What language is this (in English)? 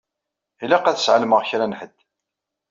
Kabyle